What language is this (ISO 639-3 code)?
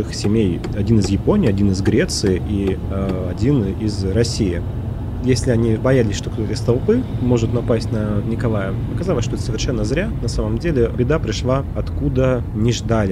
rus